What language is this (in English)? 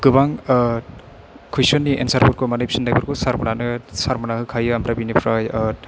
Bodo